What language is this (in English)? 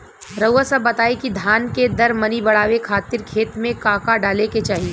Bhojpuri